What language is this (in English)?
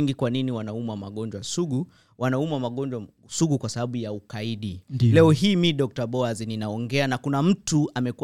Swahili